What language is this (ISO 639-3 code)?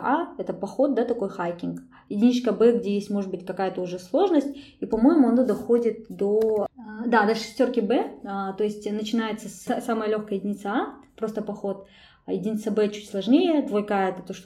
rus